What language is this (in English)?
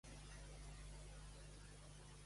Catalan